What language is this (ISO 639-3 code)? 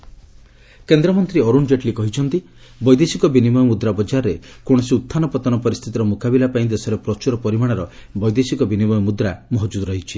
ori